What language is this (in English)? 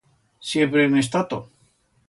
Aragonese